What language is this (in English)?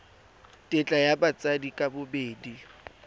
Tswana